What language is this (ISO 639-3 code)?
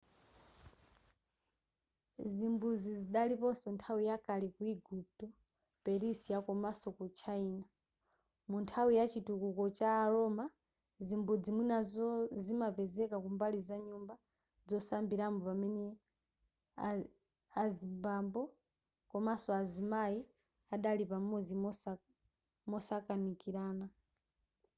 nya